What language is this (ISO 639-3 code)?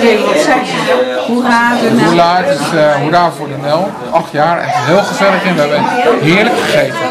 nld